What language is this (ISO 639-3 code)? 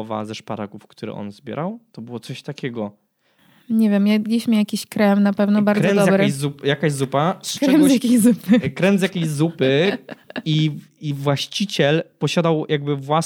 pol